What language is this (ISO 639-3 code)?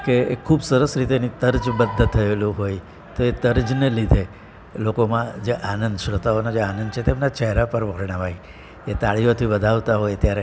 guj